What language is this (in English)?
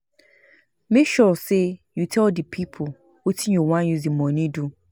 Nigerian Pidgin